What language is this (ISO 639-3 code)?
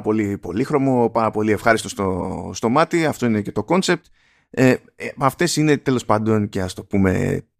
ell